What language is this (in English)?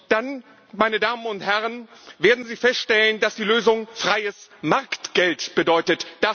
German